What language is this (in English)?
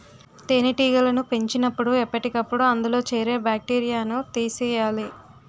Telugu